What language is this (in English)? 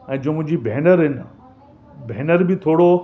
Sindhi